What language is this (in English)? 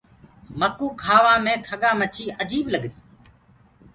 Gurgula